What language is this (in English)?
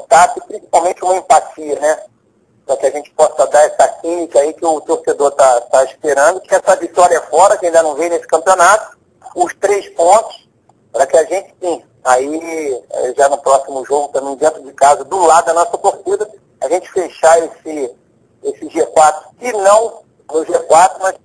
Portuguese